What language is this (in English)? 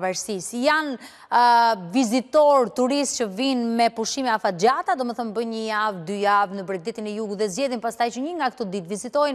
Romanian